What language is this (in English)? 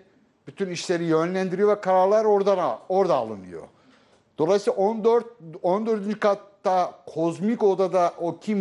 Turkish